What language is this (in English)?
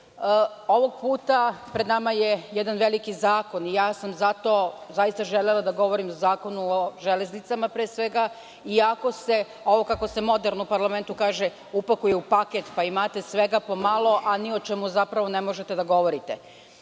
Serbian